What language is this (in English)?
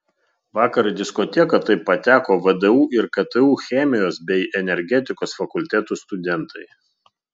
Lithuanian